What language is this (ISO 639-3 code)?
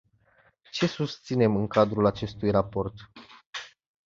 ron